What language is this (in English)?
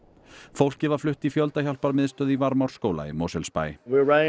Icelandic